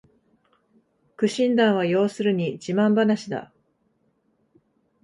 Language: Japanese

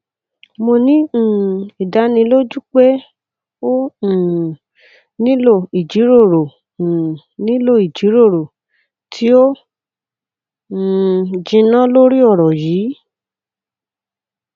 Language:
Yoruba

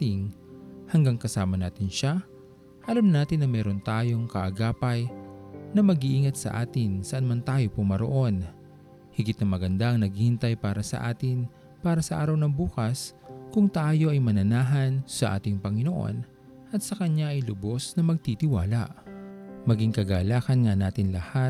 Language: Filipino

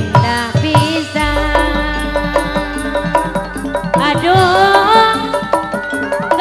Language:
Thai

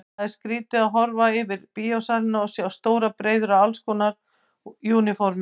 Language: Icelandic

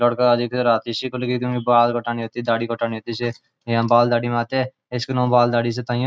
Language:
Garhwali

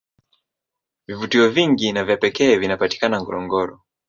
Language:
Swahili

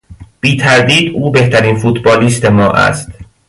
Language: Persian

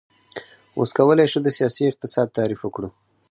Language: Pashto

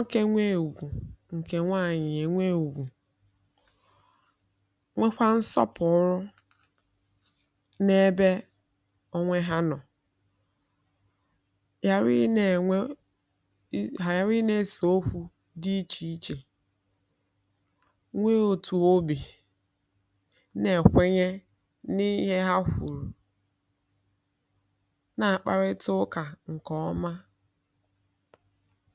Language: Igbo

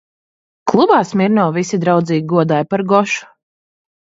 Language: Latvian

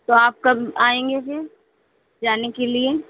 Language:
Hindi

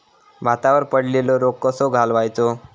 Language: Marathi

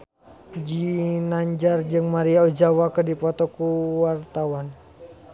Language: Sundanese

